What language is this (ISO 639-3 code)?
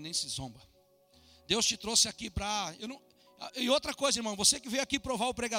por